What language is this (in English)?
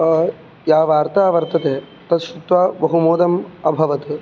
Sanskrit